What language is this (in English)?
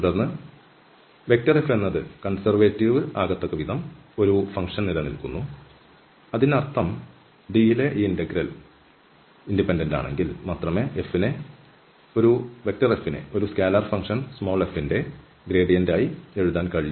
Malayalam